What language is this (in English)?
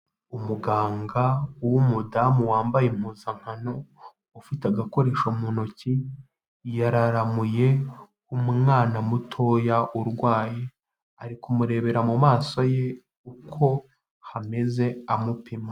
Kinyarwanda